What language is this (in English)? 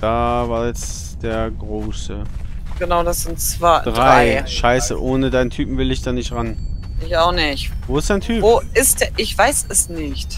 German